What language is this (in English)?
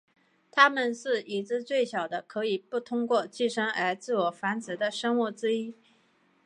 Chinese